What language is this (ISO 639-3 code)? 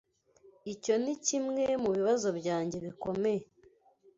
kin